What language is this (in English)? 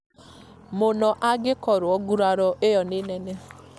Kikuyu